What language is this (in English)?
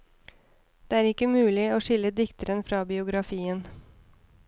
Norwegian